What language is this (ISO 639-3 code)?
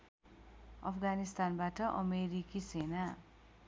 nep